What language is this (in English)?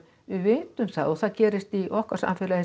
Icelandic